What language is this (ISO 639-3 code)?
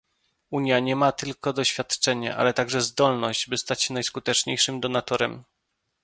pol